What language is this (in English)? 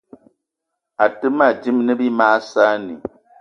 Eton (Cameroon)